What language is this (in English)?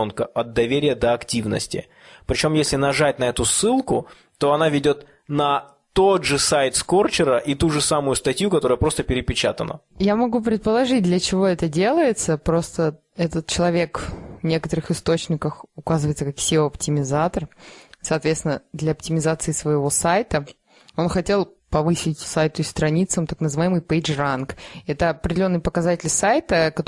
Russian